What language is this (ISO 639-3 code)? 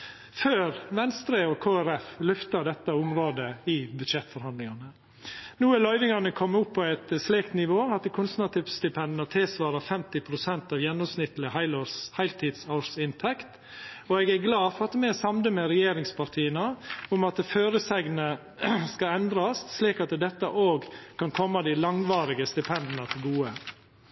nno